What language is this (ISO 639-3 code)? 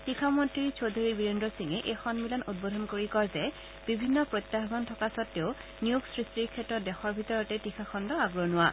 asm